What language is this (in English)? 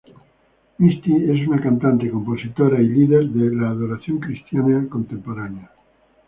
Spanish